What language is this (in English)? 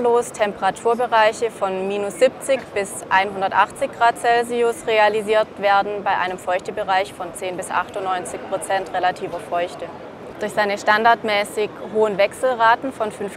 German